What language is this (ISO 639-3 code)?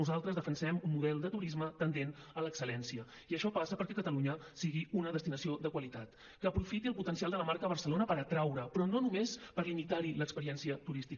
cat